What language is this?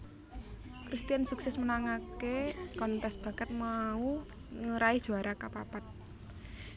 Javanese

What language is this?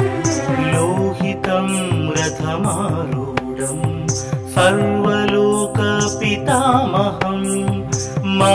Hindi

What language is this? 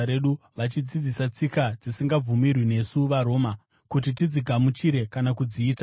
Shona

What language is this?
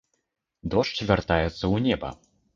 Belarusian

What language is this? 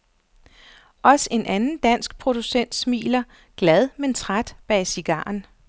Danish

